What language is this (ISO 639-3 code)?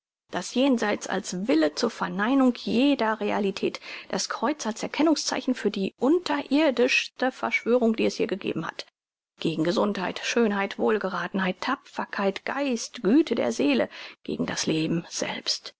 deu